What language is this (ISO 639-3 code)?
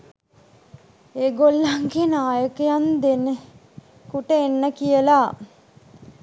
sin